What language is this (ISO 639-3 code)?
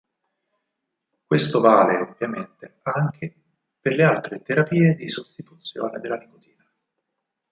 ita